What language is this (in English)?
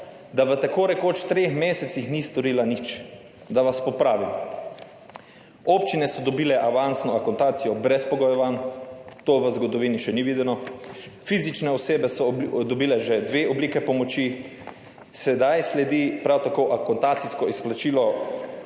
Slovenian